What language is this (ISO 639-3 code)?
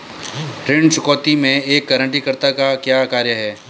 hin